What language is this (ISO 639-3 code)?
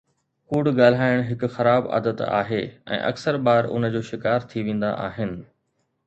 snd